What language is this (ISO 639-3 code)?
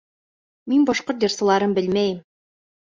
bak